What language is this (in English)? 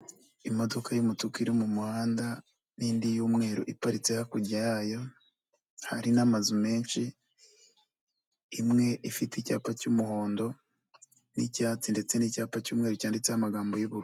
Kinyarwanda